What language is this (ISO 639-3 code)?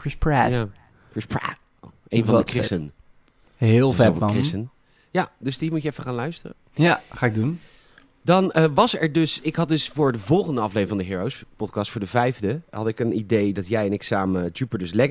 nld